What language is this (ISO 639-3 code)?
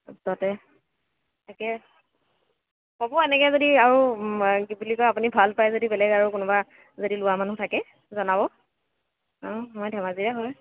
asm